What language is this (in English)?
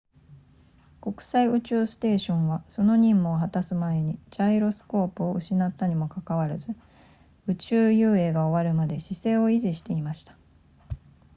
Japanese